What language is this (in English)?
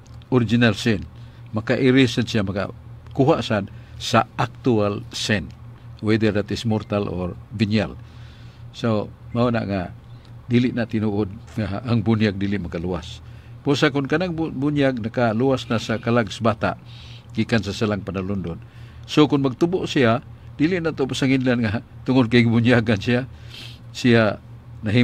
Filipino